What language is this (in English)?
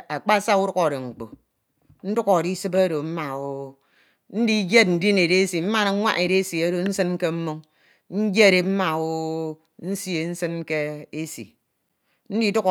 Ito